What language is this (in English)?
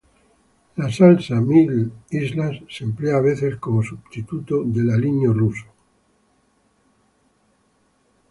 Spanish